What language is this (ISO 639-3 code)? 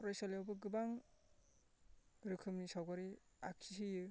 brx